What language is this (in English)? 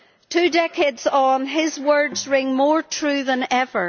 English